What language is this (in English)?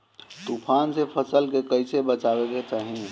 Bhojpuri